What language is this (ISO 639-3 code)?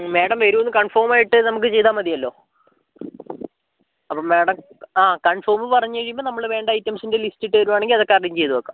mal